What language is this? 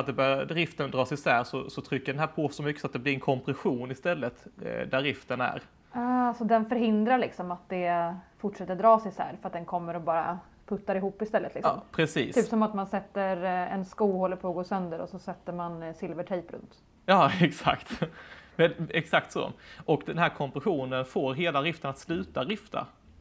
Swedish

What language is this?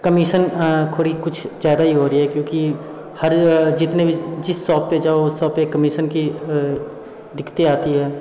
Hindi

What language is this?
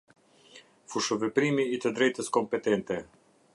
Albanian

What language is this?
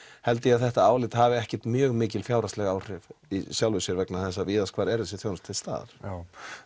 Icelandic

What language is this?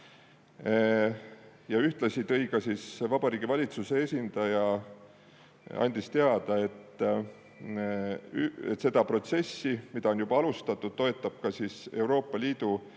Estonian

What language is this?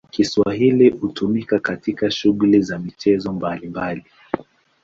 Swahili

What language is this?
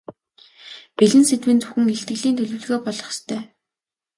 Mongolian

